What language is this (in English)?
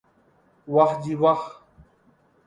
Urdu